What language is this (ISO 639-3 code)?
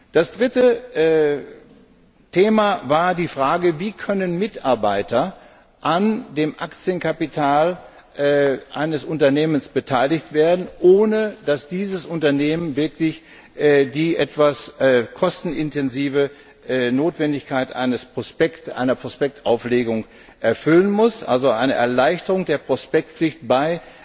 deu